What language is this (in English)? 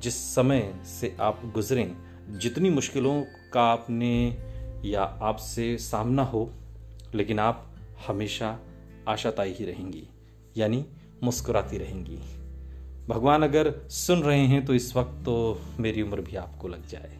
Hindi